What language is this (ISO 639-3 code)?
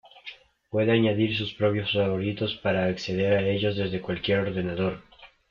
spa